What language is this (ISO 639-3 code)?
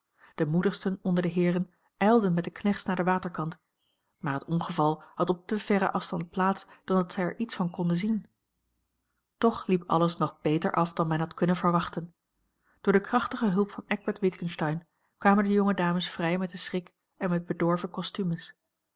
nld